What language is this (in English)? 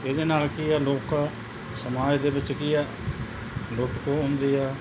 Punjabi